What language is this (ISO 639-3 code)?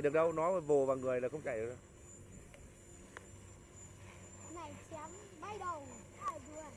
vie